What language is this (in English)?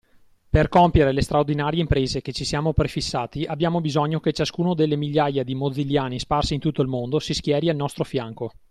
Italian